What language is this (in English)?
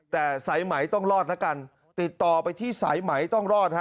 Thai